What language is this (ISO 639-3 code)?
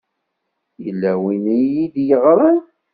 kab